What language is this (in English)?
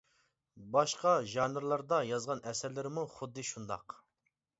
Uyghur